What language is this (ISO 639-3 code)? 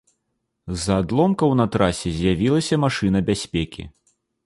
bel